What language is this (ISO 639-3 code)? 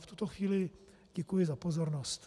ces